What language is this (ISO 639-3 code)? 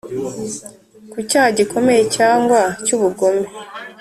kin